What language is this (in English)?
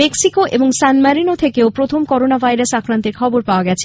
Bangla